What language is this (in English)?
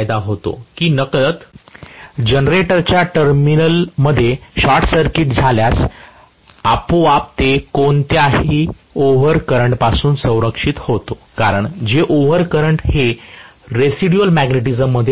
Marathi